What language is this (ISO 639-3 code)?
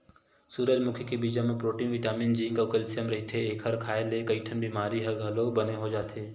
hne